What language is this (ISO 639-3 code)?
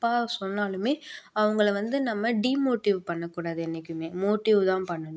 tam